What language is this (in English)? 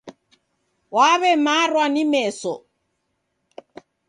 Taita